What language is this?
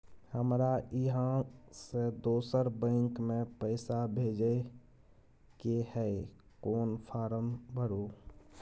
Maithili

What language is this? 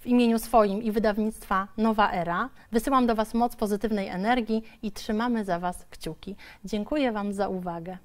Polish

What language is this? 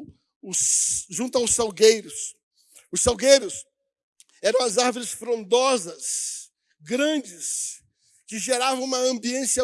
Portuguese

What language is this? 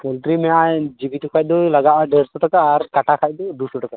Santali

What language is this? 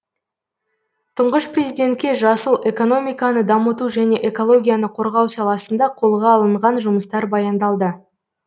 Kazakh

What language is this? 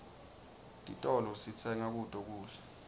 Swati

